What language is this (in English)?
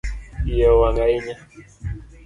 Luo (Kenya and Tanzania)